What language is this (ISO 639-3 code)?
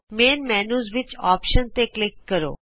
pan